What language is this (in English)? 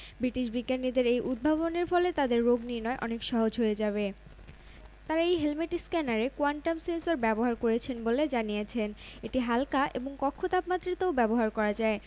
Bangla